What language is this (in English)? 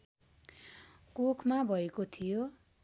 Nepali